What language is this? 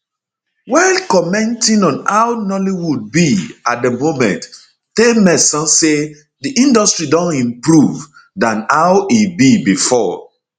Nigerian Pidgin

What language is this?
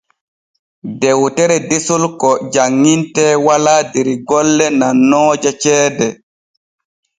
Borgu Fulfulde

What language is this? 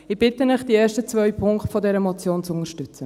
Swiss German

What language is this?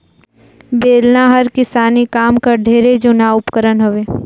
Chhattisgarhi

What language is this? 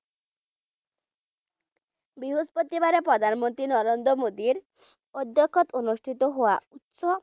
Bangla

